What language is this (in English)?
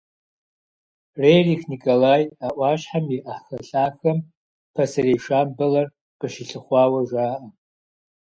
Kabardian